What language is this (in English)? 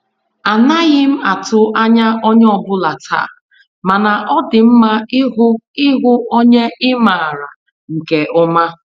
Igbo